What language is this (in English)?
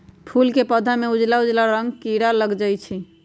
Magahi